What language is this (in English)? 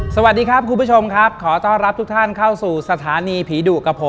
Thai